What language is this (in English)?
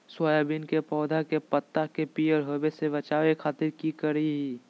Magahi